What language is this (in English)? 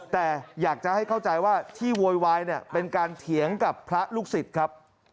Thai